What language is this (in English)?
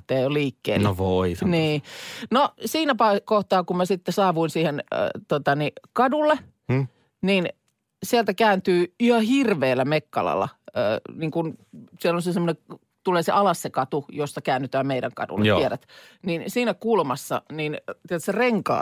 Finnish